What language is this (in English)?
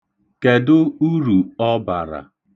Igbo